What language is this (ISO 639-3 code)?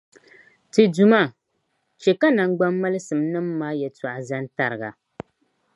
dag